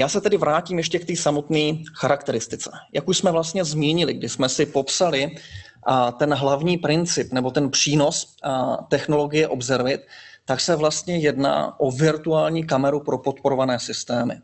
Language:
Czech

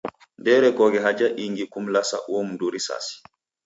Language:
Taita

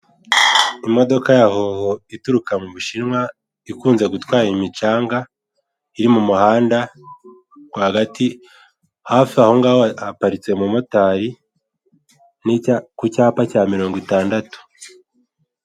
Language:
Kinyarwanda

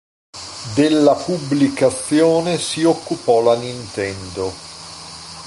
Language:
Italian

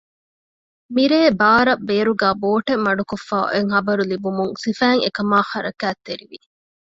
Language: Divehi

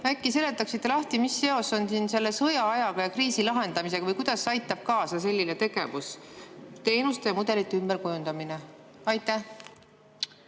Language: Estonian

